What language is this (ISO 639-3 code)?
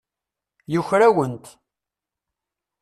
kab